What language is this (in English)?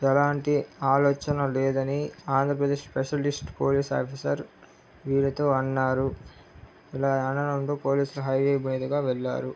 Telugu